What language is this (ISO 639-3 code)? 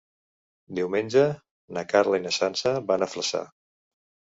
cat